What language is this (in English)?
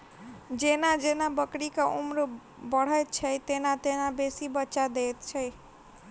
Maithili